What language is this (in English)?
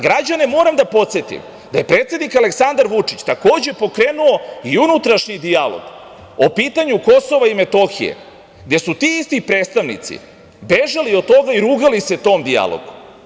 Serbian